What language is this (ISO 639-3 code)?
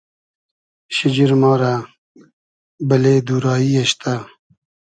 haz